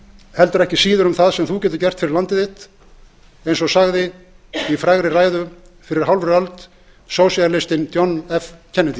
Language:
Icelandic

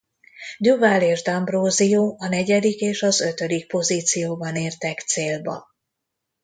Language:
Hungarian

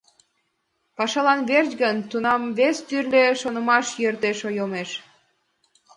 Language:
Mari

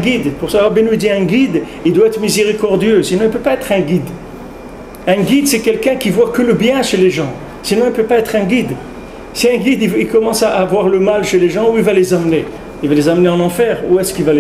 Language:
French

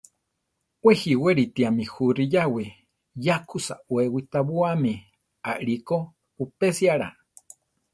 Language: Central Tarahumara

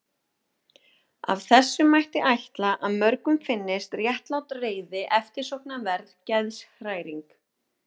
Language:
Icelandic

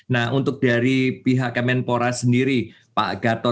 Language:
Indonesian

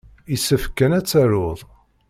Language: Kabyle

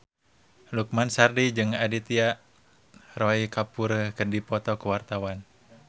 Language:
Sundanese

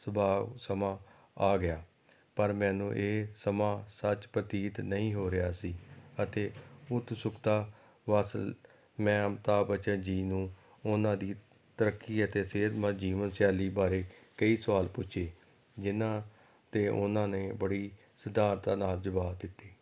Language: Punjabi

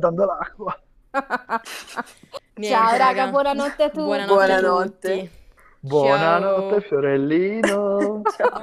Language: Italian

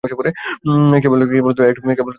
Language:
Bangla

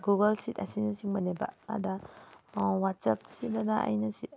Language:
Manipuri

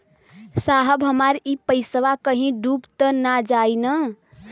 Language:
Bhojpuri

